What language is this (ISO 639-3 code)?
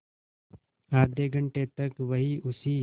hin